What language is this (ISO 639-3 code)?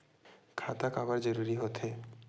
hne